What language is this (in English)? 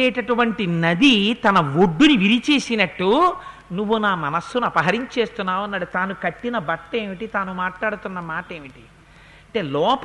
Telugu